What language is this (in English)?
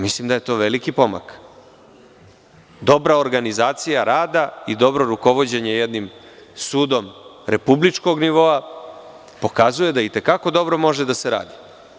Serbian